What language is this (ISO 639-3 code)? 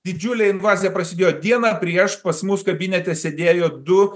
lit